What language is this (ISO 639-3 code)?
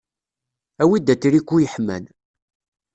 kab